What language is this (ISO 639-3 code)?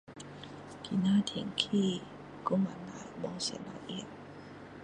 cdo